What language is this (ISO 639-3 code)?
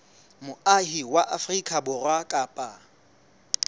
sot